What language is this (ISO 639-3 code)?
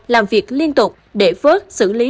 vie